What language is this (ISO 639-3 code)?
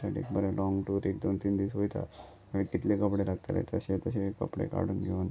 kok